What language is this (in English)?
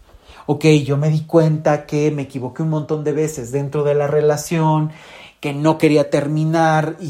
Spanish